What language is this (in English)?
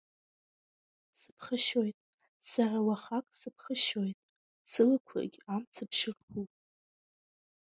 Abkhazian